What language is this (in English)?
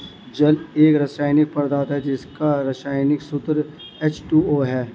Hindi